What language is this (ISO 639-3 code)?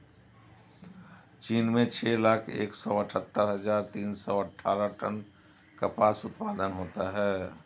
hin